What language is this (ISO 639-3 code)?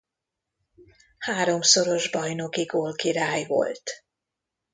hun